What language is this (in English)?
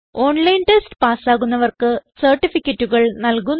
Malayalam